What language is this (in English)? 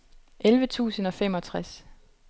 Danish